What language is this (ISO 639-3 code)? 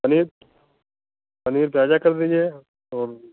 hin